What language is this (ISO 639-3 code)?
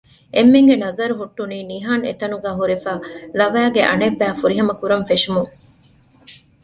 div